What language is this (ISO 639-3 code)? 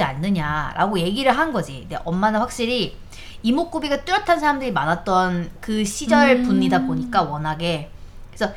kor